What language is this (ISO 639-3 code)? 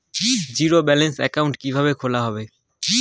ben